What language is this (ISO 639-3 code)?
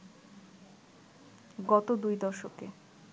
ben